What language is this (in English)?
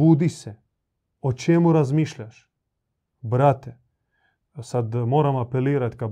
Croatian